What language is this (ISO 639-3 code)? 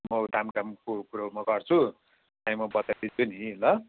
nep